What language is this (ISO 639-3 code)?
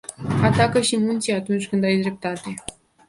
ron